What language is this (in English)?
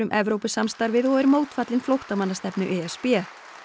Icelandic